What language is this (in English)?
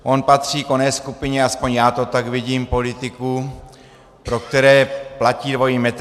Czech